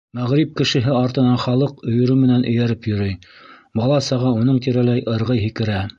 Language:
Bashkir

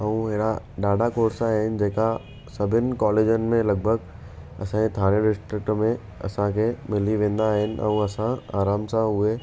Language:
Sindhi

